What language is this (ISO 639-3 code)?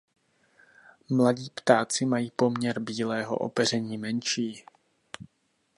ces